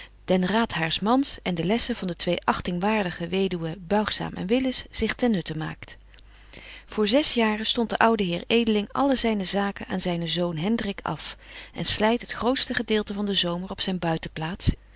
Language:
Dutch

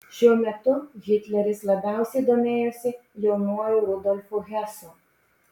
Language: Lithuanian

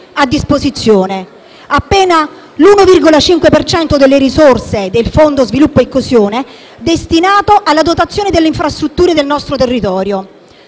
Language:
Italian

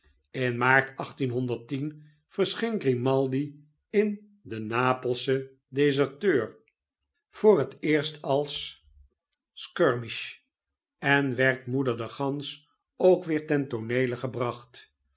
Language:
Dutch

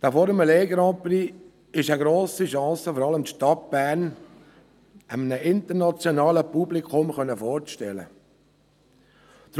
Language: Swiss German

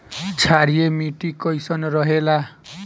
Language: Bhojpuri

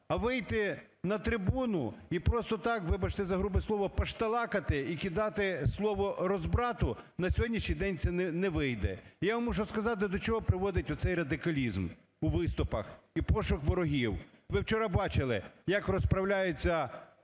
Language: Ukrainian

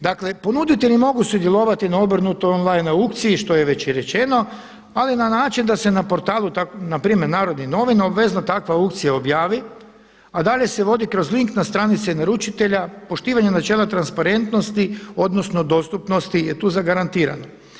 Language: Croatian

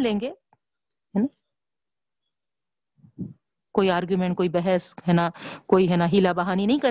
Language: Urdu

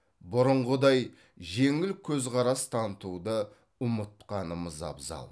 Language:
Kazakh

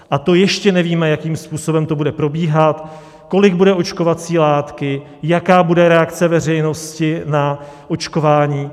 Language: Czech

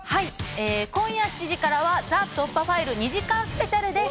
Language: Japanese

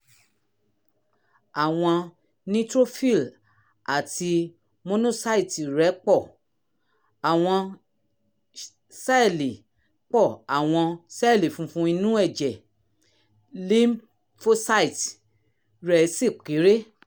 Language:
Yoruba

